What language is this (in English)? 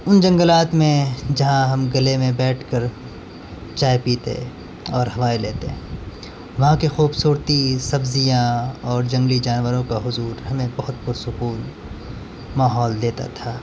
Urdu